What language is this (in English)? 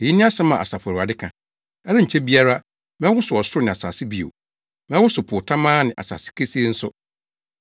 Akan